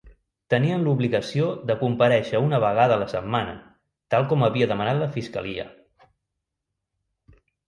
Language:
Catalan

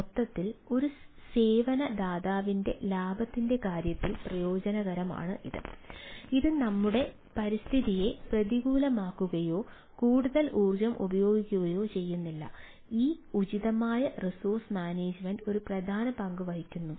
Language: Malayalam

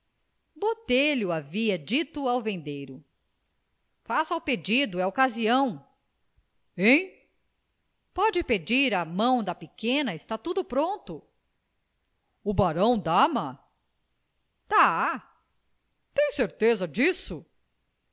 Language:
Portuguese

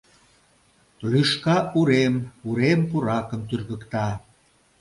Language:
Mari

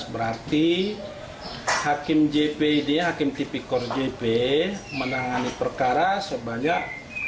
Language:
Indonesian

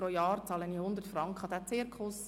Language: Swiss German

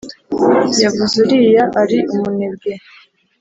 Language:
Kinyarwanda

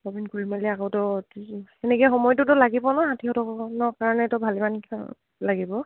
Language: Assamese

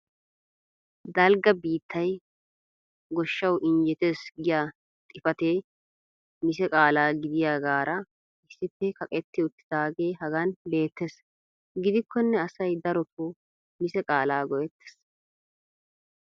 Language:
Wolaytta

